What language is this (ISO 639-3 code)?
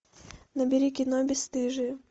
rus